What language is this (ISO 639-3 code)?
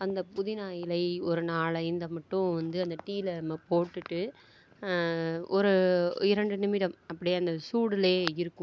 tam